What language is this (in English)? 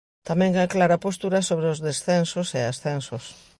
Galician